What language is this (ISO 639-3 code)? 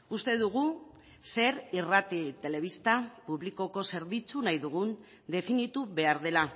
eus